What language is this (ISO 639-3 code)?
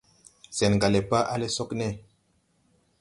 tui